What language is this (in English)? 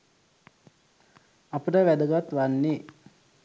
Sinhala